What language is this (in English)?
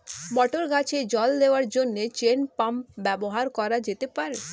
Bangla